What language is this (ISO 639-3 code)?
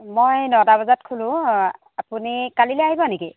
asm